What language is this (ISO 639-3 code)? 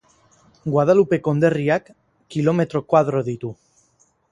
eus